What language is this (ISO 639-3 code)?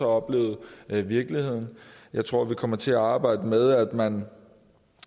dan